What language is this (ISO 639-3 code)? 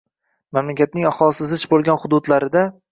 uzb